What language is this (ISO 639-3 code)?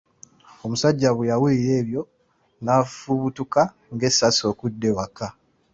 lug